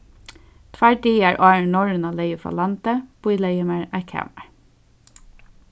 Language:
Faroese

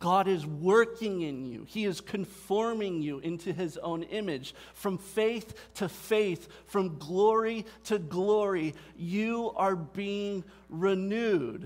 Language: English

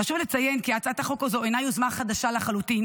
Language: Hebrew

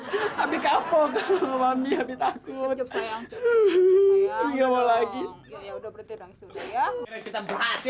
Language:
Indonesian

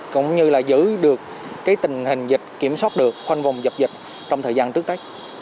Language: Vietnamese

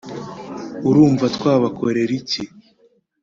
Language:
Kinyarwanda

